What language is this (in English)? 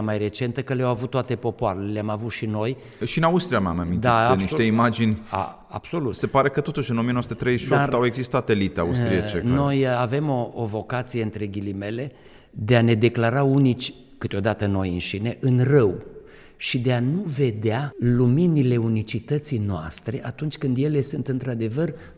Romanian